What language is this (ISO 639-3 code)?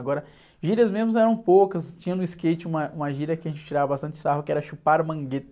por